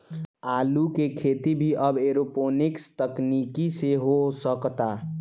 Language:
Bhojpuri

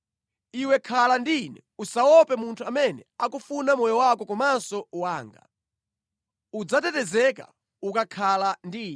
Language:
Nyanja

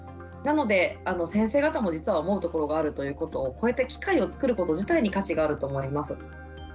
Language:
Japanese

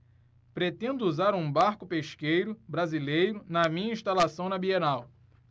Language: Portuguese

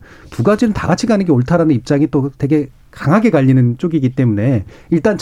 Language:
Korean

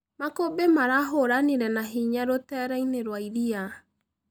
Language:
Kikuyu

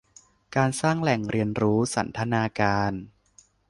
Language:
Thai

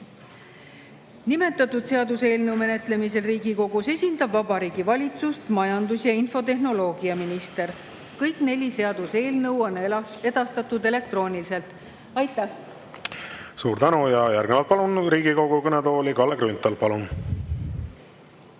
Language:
Estonian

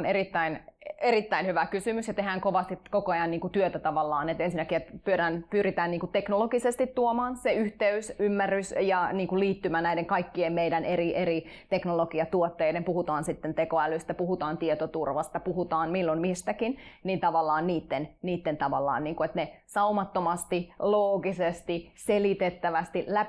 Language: Finnish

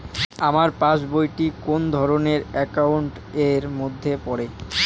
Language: Bangla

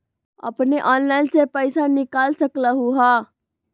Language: Magahi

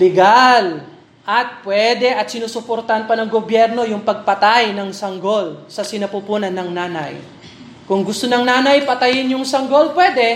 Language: Filipino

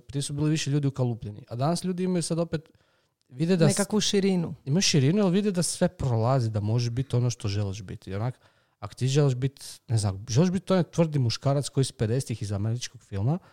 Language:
Croatian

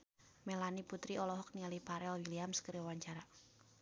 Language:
Sundanese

